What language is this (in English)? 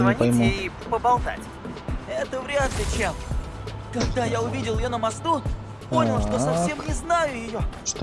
Russian